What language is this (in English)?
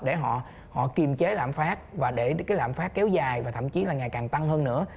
Vietnamese